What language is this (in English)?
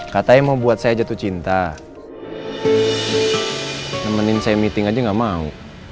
Indonesian